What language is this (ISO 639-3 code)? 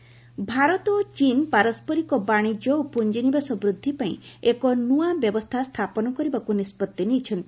ori